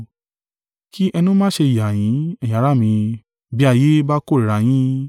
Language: Yoruba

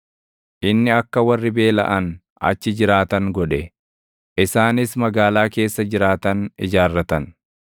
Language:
Oromo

